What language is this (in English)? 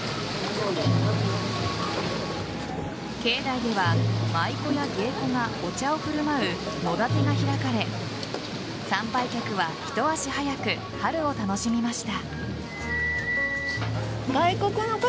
Japanese